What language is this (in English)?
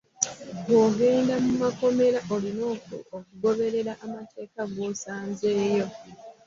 Ganda